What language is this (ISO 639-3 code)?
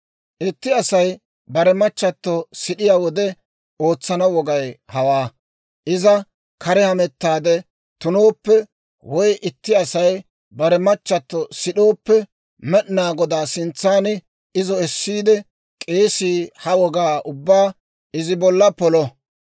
dwr